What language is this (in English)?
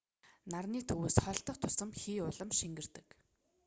Mongolian